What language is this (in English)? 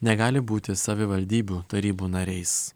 Lithuanian